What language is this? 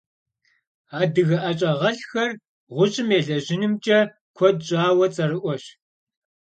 Kabardian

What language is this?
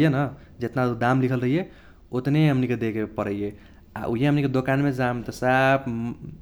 Kochila Tharu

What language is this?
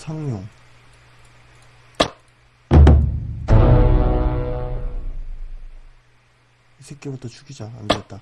Korean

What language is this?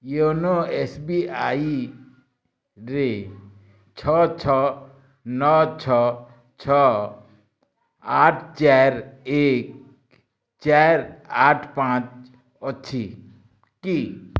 Odia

